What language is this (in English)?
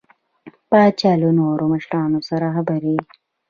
Pashto